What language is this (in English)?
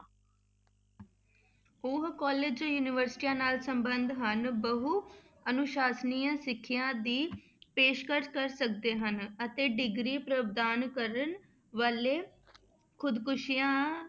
Punjabi